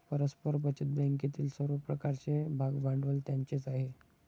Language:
Marathi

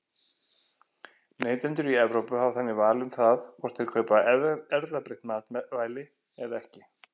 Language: Icelandic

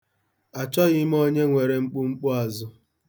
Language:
Igbo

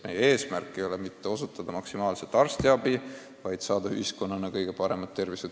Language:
Estonian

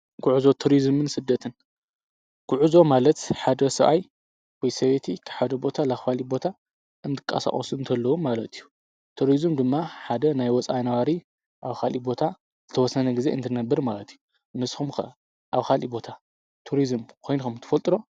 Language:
Tigrinya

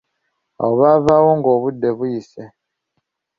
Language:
Ganda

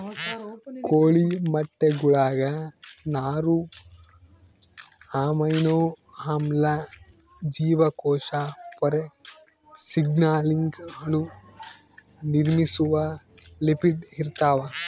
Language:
Kannada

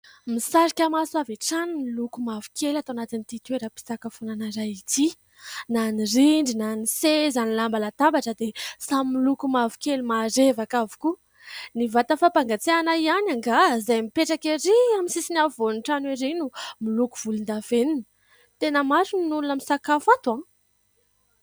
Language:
Malagasy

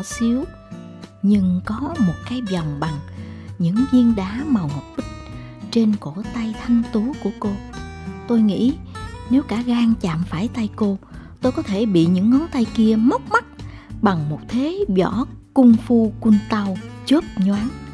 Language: Vietnamese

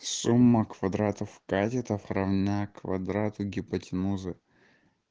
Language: Russian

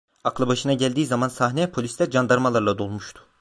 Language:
Turkish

